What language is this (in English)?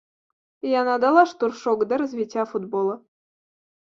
Belarusian